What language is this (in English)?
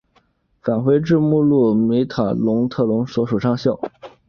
Chinese